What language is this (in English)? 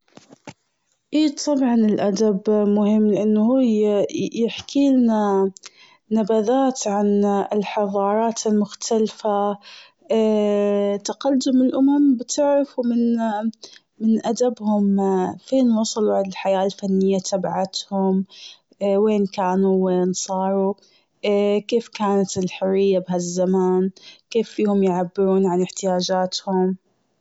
Gulf Arabic